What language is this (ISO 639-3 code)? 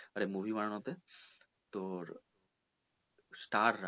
ben